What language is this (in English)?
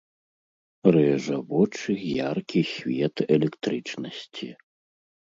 Belarusian